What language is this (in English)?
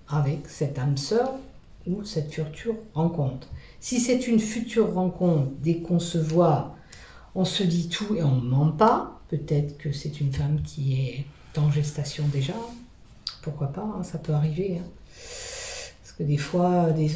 French